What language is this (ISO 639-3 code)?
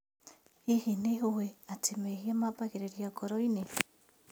kik